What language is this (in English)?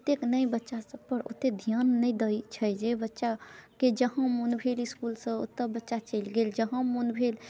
Maithili